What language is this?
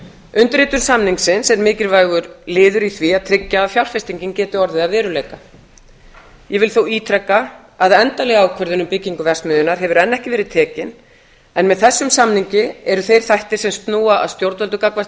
Icelandic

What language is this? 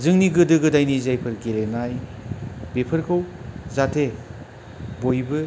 Bodo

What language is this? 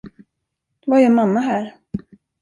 Swedish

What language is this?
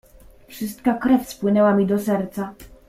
Polish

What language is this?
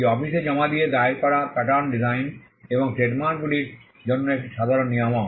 Bangla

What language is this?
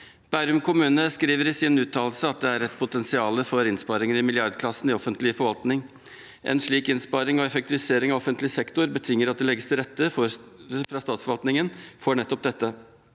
Norwegian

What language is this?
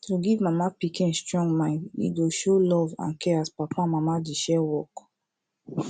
Nigerian Pidgin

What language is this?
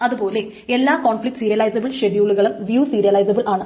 Malayalam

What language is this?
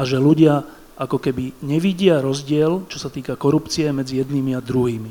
Slovak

